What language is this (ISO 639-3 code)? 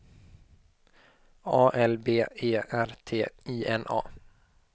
swe